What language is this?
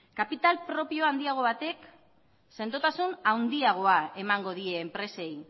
Basque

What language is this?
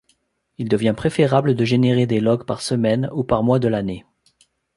French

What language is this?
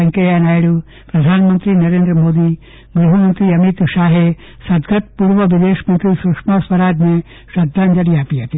Gujarati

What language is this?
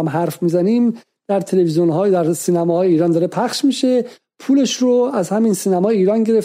Persian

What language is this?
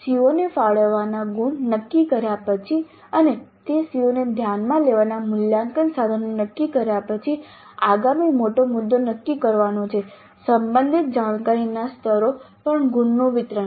Gujarati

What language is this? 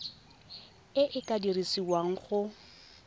Tswana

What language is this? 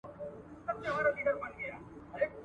Pashto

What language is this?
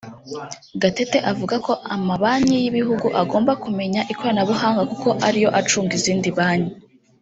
Kinyarwanda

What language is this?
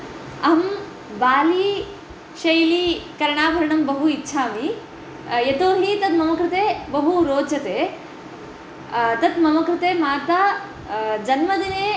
Sanskrit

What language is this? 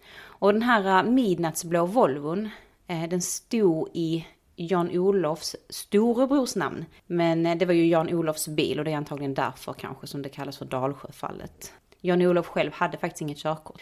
Swedish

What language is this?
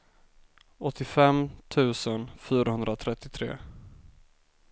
Swedish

